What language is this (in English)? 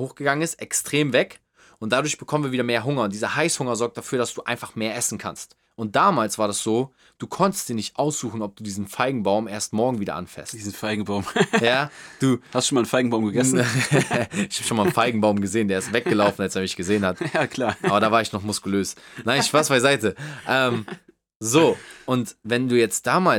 German